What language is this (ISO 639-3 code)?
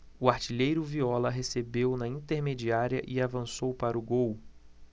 por